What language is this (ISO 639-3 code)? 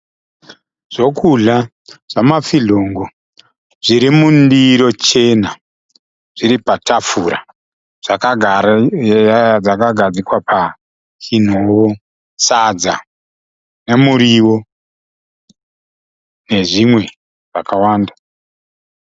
sna